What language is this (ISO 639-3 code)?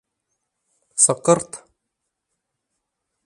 bak